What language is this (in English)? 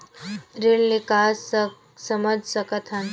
Chhattisgarhi